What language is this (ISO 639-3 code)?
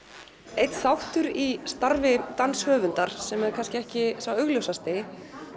isl